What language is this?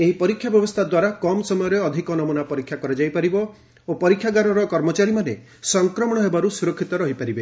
Odia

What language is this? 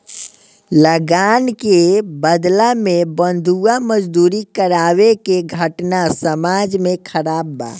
Bhojpuri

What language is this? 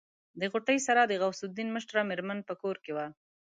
Pashto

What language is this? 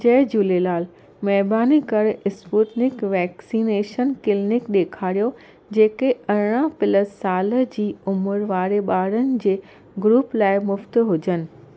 Sindhi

